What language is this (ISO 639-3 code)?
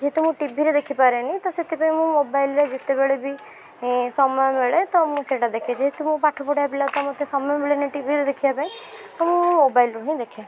ori